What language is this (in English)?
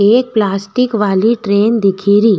Rajasthani